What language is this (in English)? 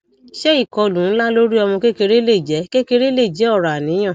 Yoruba